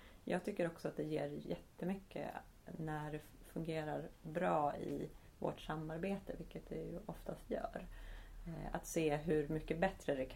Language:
Swedish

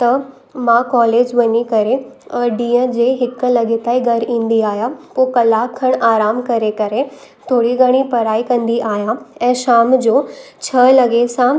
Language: Sindhi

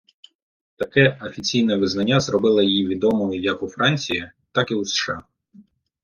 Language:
Ukrainian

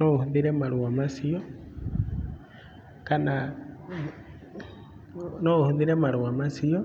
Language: Kikuyu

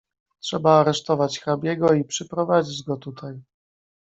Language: Polish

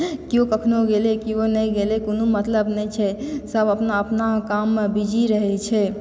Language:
Maithili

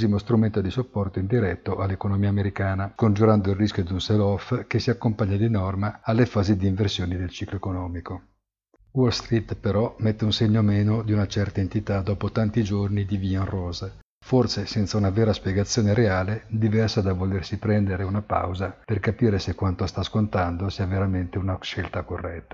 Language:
Italian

